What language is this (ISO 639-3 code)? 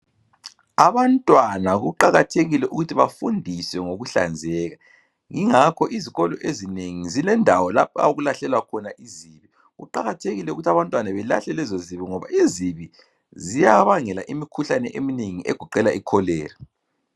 nde